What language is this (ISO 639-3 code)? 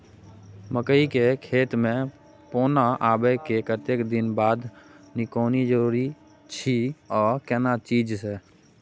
mai